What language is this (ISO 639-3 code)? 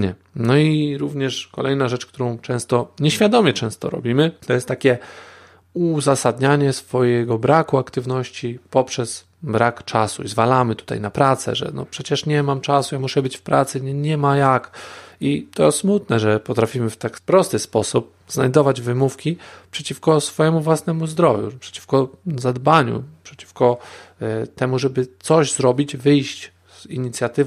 pol